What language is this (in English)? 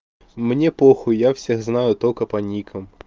Russian